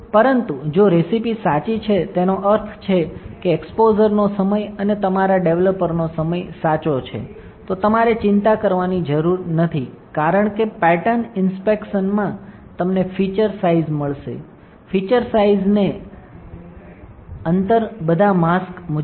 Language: Gujarati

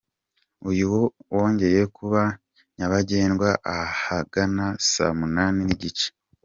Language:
Kinyarwanda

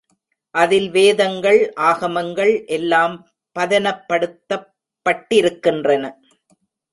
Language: Tamil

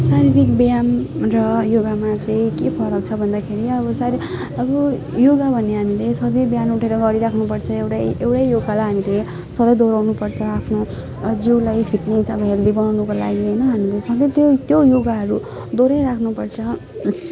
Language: Nepali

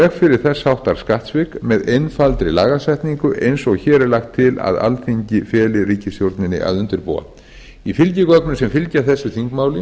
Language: Icelandic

